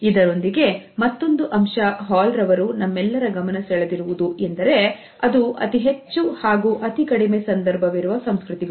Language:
Kannada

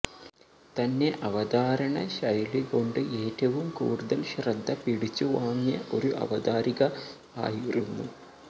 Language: Malayalam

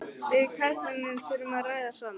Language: Icelandic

